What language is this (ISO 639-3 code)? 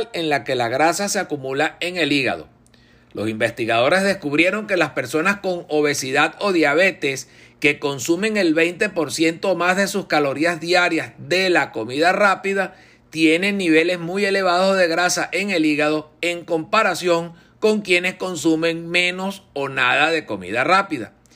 spa